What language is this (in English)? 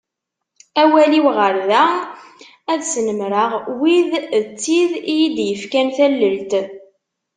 Kabyle